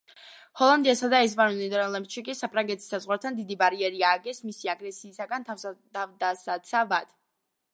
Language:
Georgian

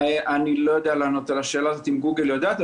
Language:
Hebrew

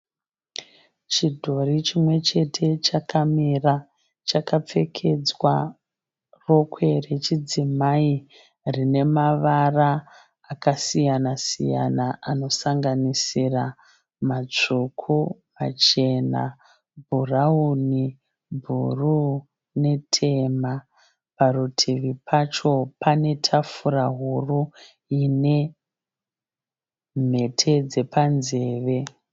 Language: Shona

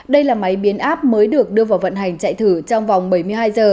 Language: Vietnamese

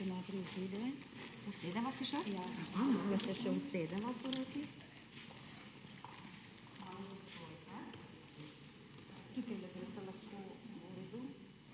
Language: Slovenian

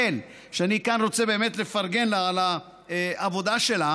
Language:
Hebrew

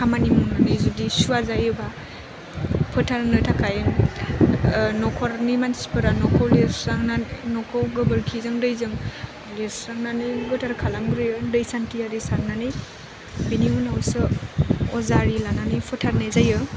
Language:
Bodo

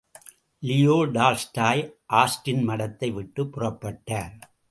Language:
Tamil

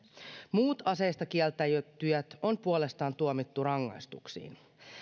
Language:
Finnish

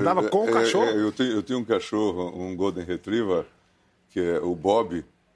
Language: Portuguese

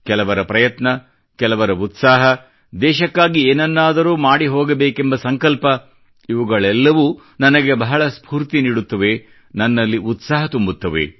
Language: Kannada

